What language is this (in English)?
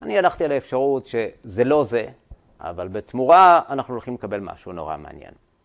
Hebrew